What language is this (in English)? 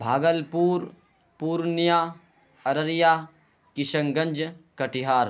Urdu